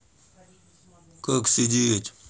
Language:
Russian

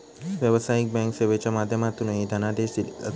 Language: Marathi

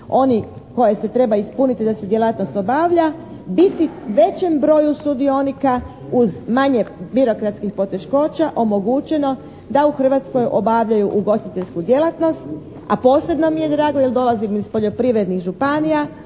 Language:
Croatian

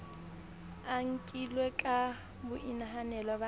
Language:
Southern Sotho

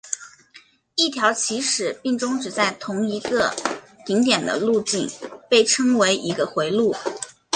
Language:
Chinese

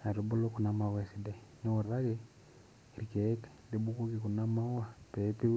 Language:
Masai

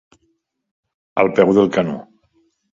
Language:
Catalan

